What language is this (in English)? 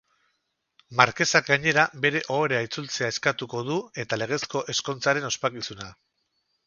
Basque